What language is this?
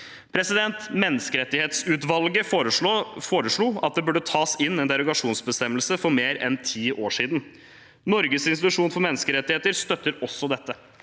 Norwegian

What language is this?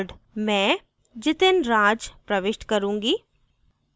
Hindi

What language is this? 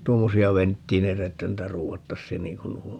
Finnish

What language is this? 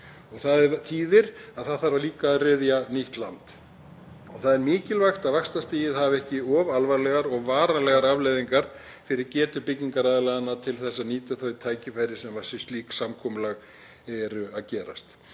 Icelandic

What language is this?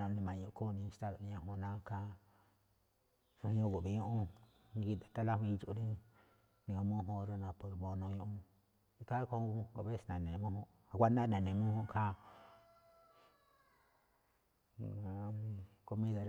Malinaltepec Me'phaa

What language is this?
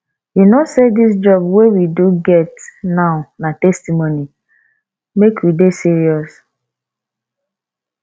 Nigerian Pidgin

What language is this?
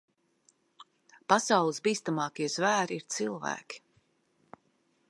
Latvian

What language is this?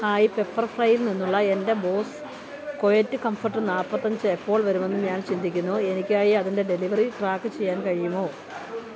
Malayalam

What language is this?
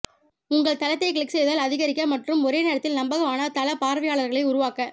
Tamil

